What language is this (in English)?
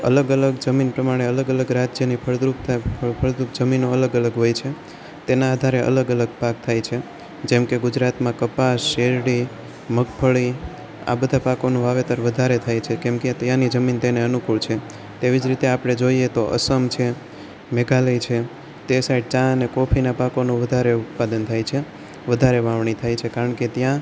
Gujarati